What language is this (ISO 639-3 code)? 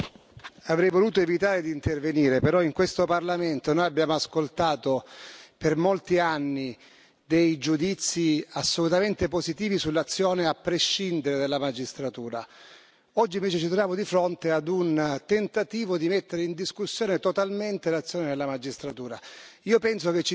ita